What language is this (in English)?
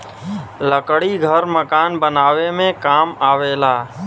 Bhojpuri